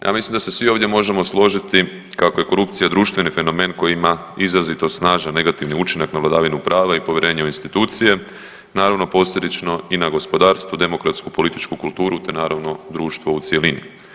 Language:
Croatian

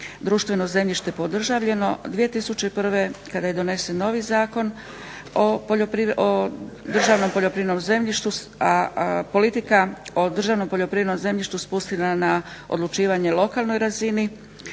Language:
Croatian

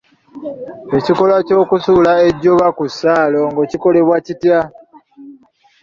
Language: Ganda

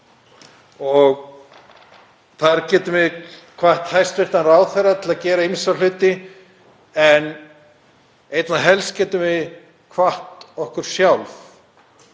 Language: Icelandic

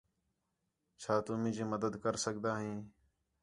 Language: Khetrani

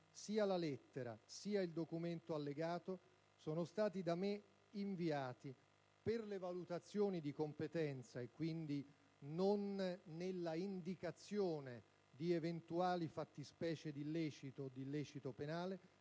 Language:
Italian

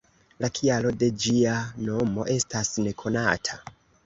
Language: Esperanto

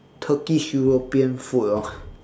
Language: English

